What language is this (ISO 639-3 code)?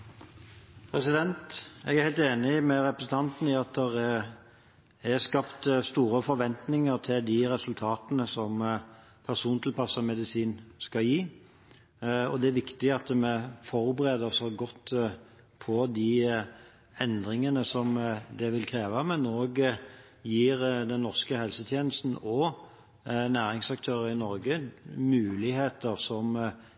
nob